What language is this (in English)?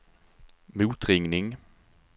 Swedish